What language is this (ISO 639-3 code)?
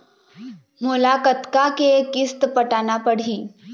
hne